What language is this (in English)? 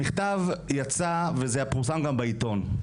Hebrew